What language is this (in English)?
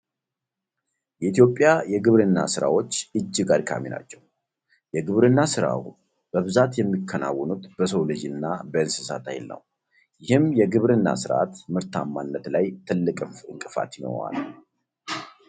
Amharic